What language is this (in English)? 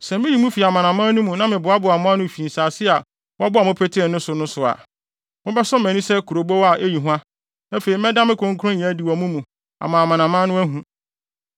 Akan